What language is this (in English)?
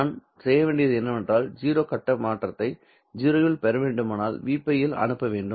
Tamil